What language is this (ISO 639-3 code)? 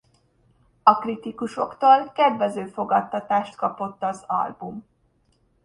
hun